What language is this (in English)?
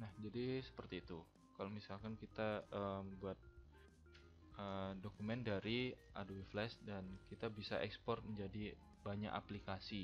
Indonesian